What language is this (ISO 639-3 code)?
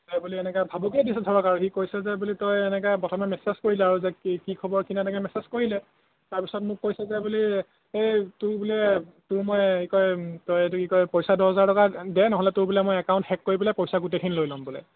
asm